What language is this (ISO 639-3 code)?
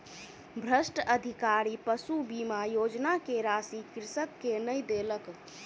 mai